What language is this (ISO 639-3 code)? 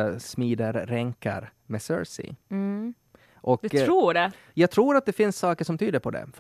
swe